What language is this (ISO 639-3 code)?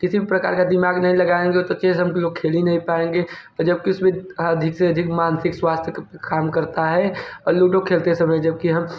hin